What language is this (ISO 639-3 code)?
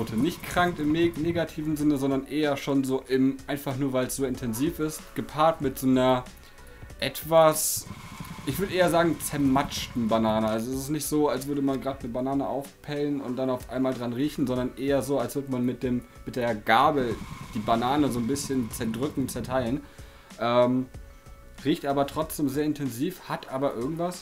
deu